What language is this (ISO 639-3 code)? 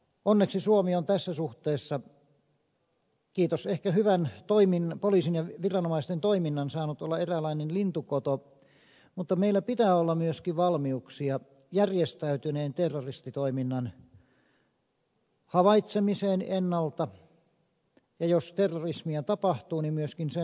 fin